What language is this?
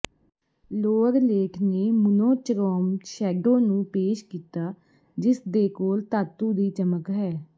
Punjabi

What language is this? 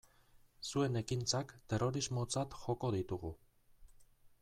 Basque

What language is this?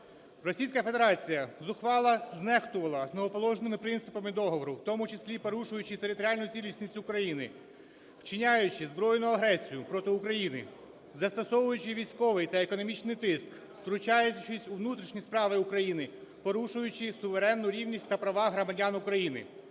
Ukrainian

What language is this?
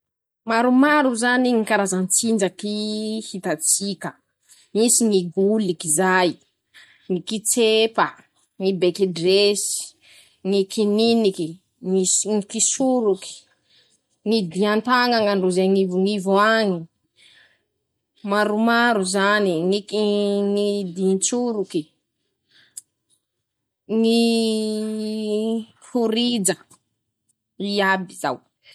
Masikoro Malagasy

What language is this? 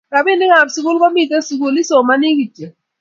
Kalenjin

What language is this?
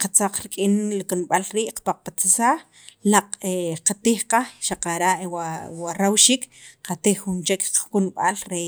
Sacapulteco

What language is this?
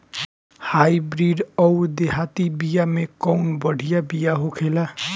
Bhojpuri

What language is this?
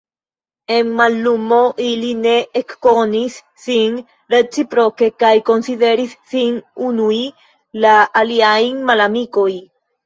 Esperanto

